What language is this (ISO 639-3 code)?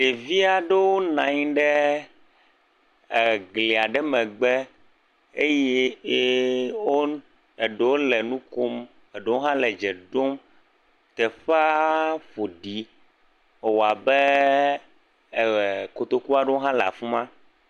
ewe